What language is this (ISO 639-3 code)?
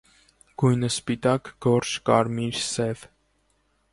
hye